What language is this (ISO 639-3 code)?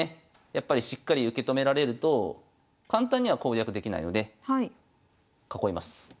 jpn